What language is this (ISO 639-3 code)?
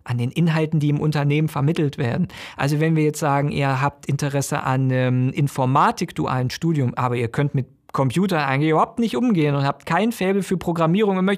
deu